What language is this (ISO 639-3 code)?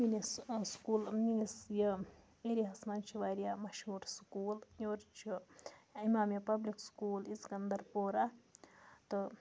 kas